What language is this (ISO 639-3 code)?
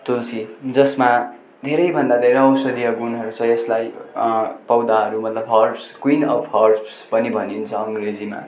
nep